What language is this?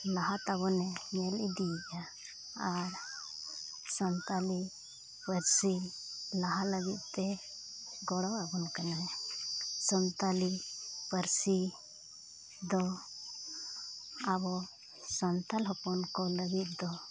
Santali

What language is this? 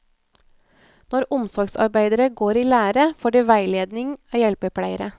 Norwegian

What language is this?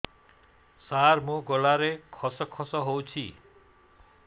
Odia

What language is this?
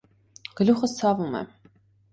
Armenian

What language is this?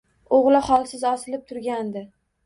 Uzbek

